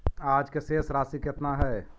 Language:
Magahi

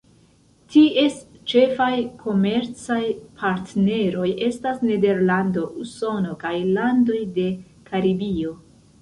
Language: Esperanto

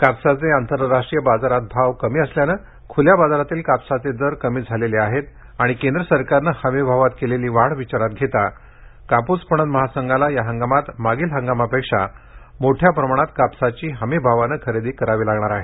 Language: Marathi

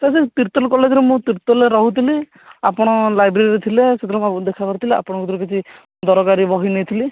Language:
Odia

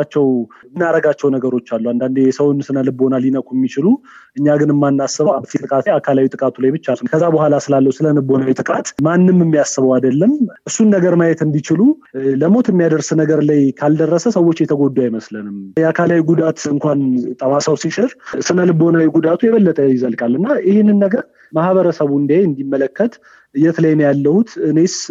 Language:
Amharic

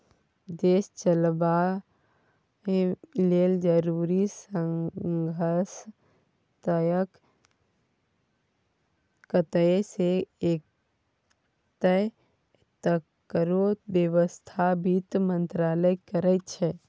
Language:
Maithili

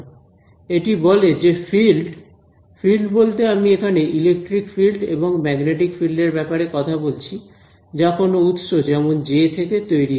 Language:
Bangla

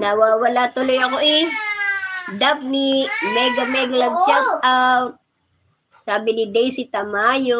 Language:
Filipino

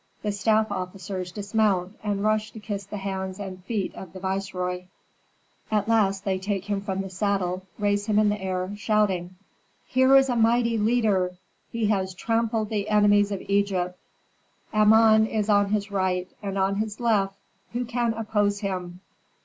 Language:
English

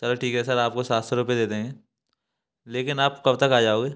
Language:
Hindi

